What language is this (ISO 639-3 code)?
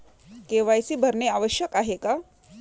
mar